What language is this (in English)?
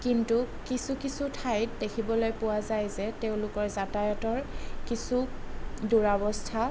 Assamese